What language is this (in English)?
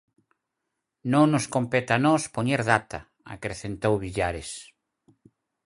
Galician